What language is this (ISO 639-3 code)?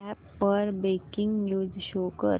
mar